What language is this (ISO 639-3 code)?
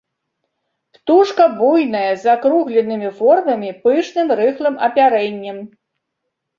bel